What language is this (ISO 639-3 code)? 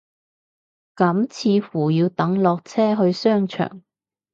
yue